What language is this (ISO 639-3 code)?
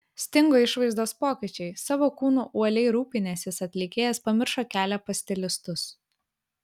lit